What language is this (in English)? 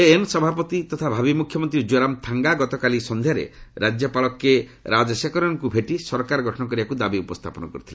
Odia